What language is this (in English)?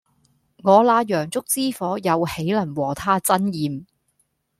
Cantonese